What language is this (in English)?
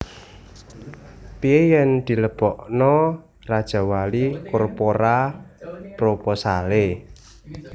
Javanese